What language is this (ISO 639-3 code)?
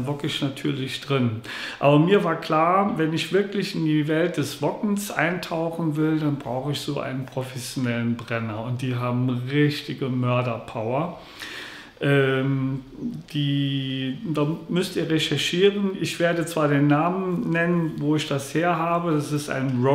deu